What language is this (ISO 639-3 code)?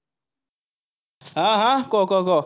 asm